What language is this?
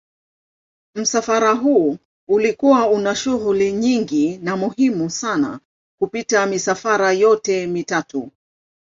Swahili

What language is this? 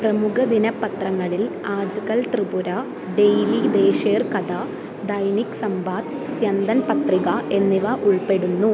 Malayalam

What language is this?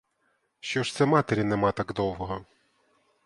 Ukrainian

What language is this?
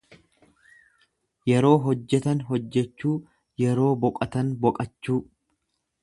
Oromo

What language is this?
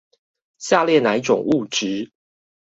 Chinese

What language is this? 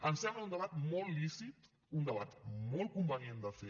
Catalan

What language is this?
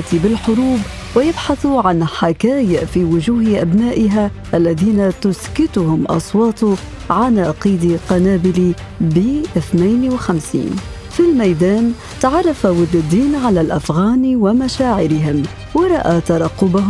Arabic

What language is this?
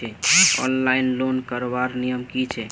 Magahi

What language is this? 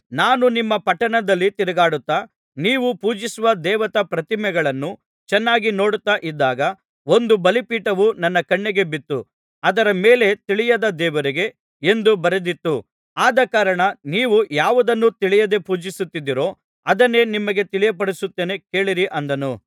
Kannada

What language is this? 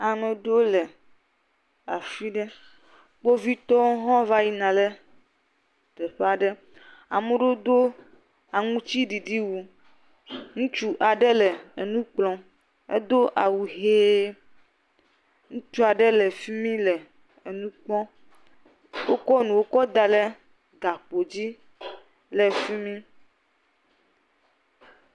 Ewe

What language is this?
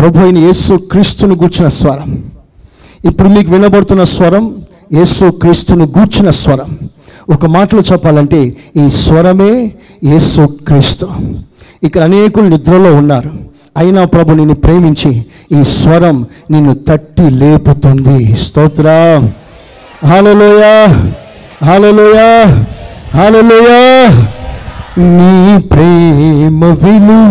Telugu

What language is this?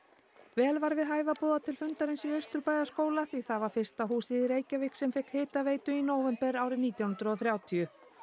Icelandic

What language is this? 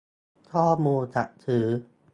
Thai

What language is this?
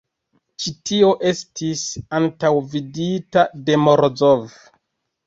Esperanto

